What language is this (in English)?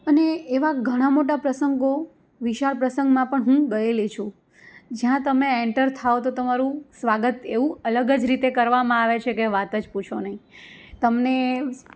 Gujarati